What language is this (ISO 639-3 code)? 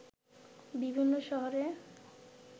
ben